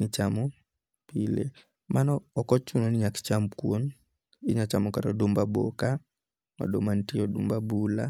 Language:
Luo (Kenya and Tanzania)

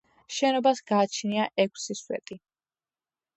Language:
Georgian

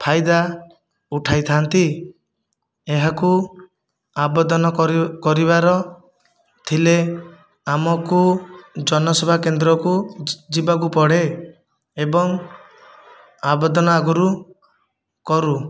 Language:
Odia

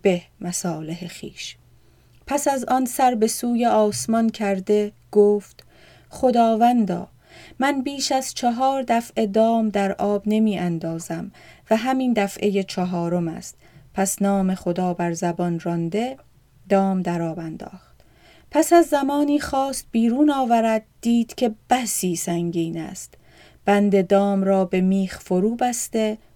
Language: Persian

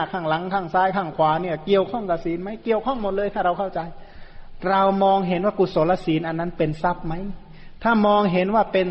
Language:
Thai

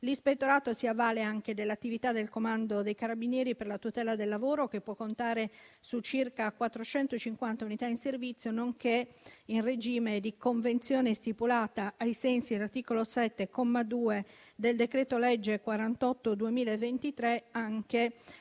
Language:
Italian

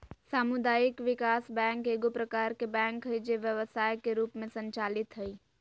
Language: Magahi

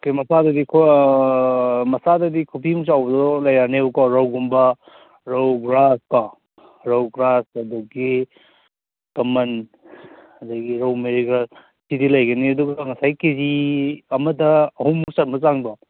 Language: Manipuri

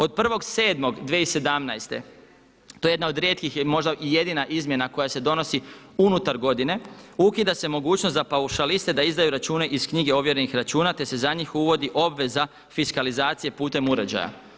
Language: Croatian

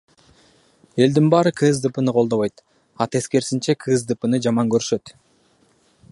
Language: Kyrgyz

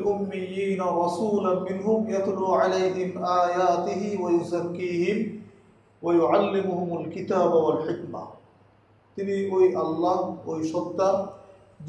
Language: Turkish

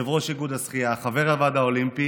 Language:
Hebrew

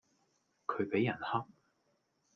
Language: Cantonese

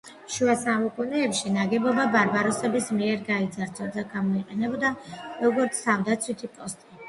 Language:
Georgian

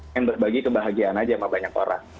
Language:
Indonesian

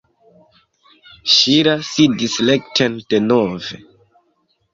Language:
Esperanto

